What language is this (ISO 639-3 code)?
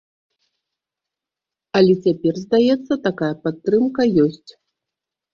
bel